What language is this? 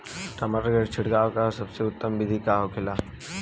Bhojpuri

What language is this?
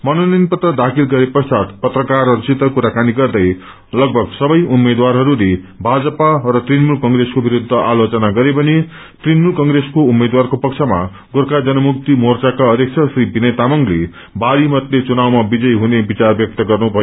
Nepali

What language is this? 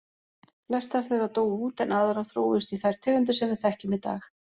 Icelandic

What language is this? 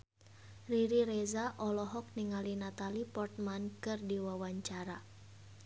Sundanese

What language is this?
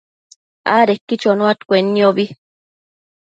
Matsés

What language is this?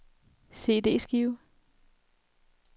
Danish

